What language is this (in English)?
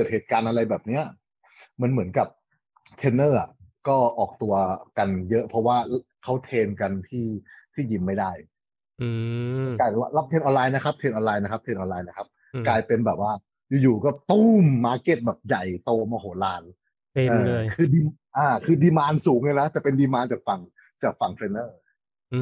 Thai